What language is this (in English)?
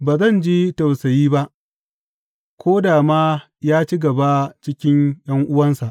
Hausa